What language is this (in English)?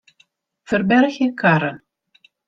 Western Frisian